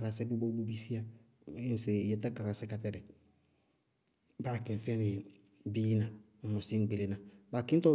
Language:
Bago-Kusuntu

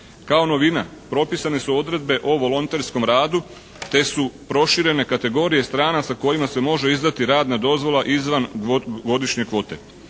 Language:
Croatian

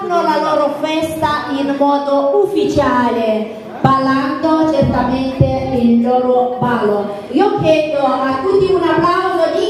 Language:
Romanian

